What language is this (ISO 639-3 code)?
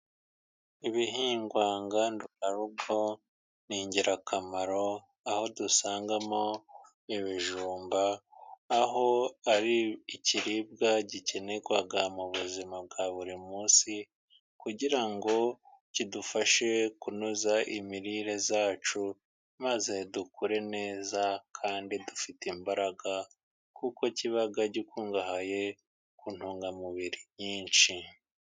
kin